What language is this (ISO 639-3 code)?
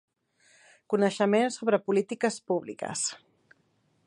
cat